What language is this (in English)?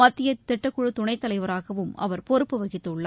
Tamil